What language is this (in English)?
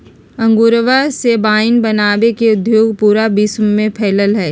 Magahi